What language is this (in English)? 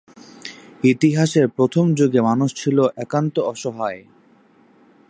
Bangla